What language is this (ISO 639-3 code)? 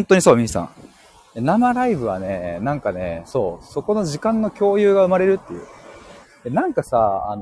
jpn